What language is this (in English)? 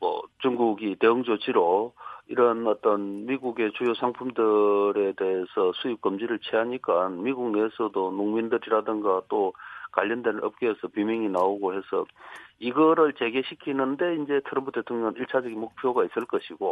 Korean